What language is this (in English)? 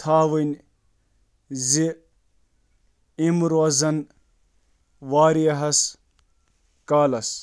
Kashmiri